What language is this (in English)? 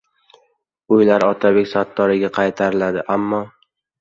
Uzbek